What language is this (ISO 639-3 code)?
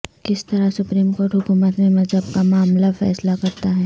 urd